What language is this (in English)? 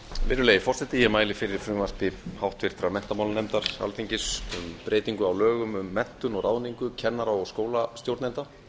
Icelandic